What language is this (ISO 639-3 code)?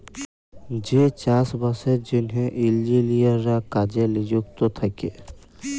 ben